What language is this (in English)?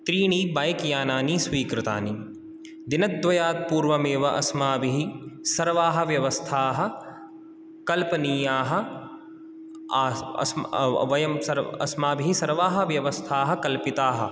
Sanskrit